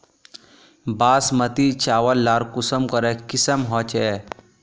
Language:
Magahi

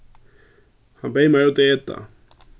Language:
Faroese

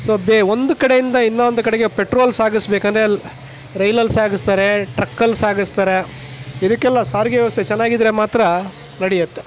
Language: Kannada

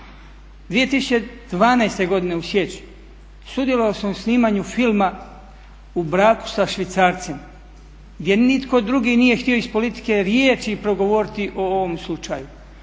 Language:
Croatian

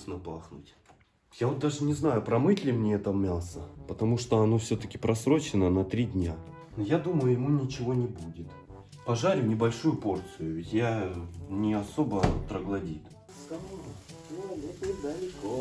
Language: Russian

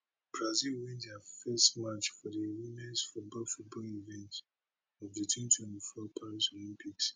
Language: Nigerian Pidgin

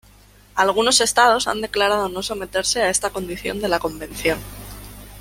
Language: Spanish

